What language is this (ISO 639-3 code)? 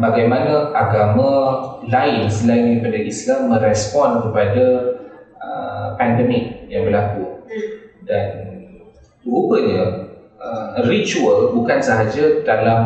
msa